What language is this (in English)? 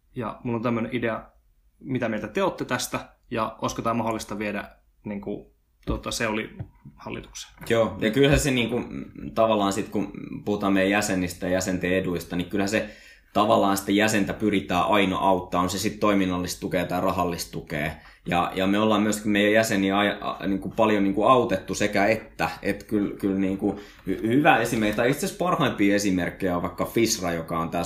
Finnish